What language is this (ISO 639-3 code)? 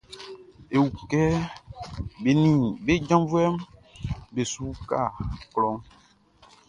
bci